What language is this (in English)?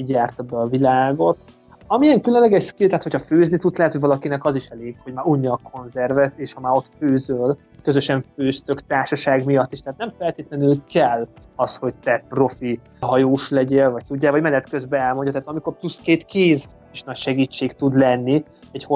Hungarian